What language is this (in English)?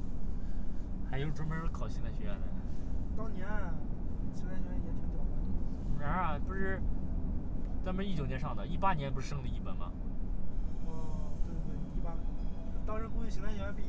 Chinese